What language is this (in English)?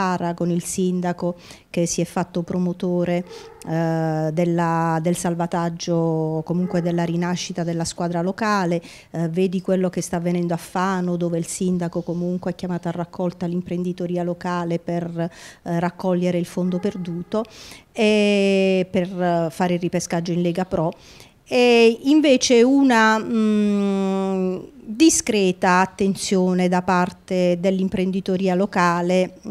Italian